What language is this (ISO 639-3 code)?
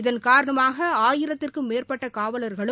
tam